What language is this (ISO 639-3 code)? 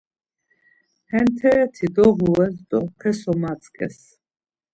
lzz